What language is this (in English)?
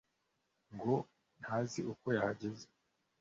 Kinyarwanda